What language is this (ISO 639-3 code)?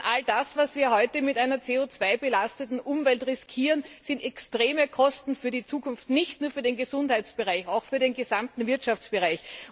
deu